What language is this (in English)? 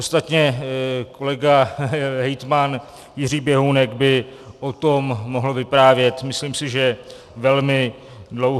Czech